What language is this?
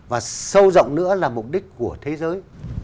Vietnamese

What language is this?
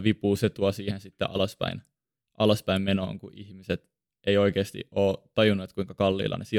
Finnish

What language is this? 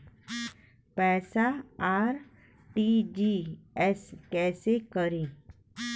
Bhojpuri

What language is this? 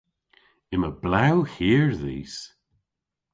Cornish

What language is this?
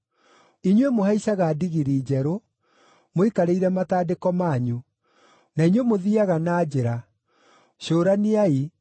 Kikuyu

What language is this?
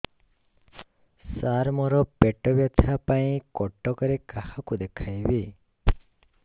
Odia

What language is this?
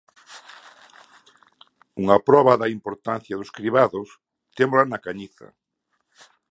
Galician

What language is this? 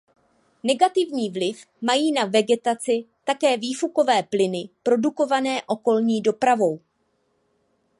Czech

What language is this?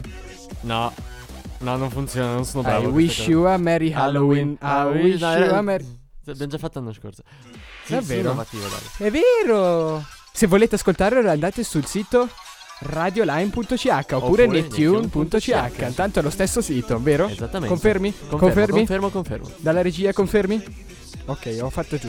Italian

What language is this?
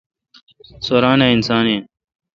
Kalkoti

